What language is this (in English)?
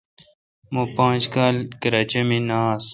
Kalkoti